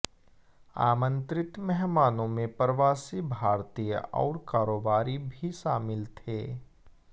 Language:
Hindi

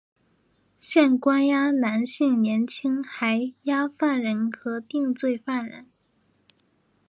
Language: Chinese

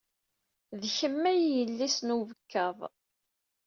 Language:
Kabyle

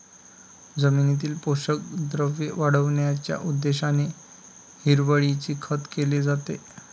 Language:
Marathi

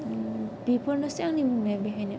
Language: Bodo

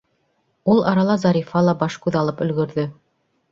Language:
Bashkir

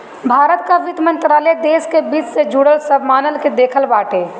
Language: Bhojpuri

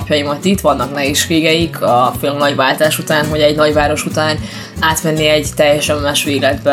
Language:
Hungarian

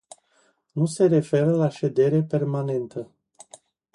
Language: Romanian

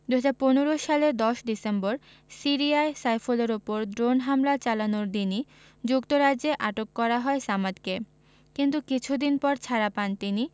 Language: Bangla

